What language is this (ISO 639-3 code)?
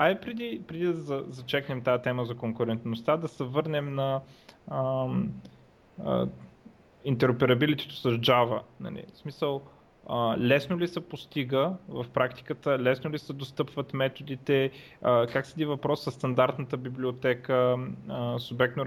bul